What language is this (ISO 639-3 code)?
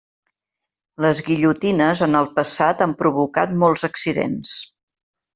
cat